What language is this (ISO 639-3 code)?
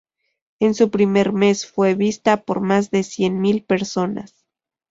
spa